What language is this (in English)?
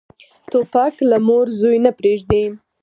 Pashto